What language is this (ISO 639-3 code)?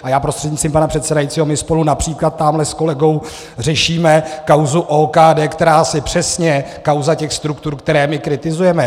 ces